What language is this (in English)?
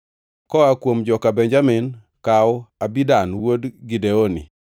Luo (Kenya and Tanzania)